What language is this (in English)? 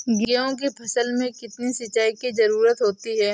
Hindi